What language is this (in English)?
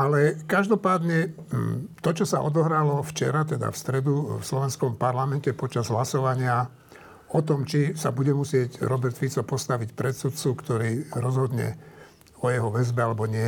Slovak